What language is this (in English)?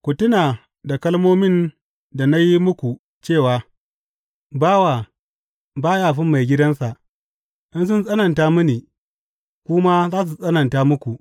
Hausa